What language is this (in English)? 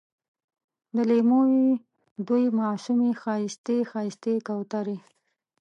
Pashto